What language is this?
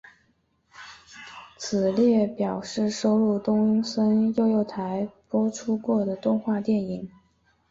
Chinese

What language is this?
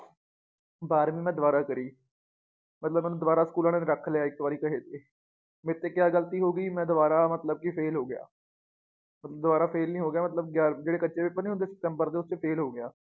Punjabi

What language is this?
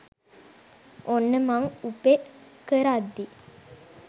Sinhala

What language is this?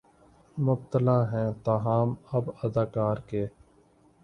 Urdu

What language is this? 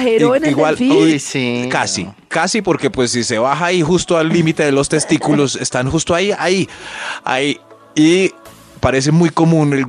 Spanish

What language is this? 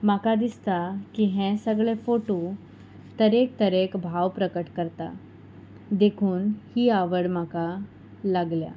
Konkani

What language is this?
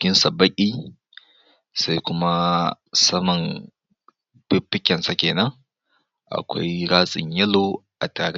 Hausa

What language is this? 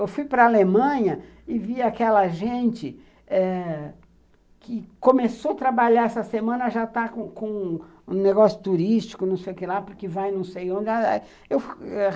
Portuguese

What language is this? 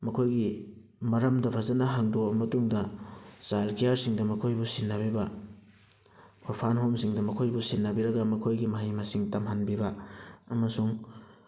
Manipuri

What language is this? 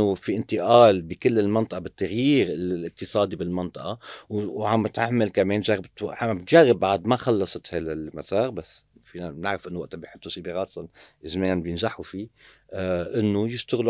Arabic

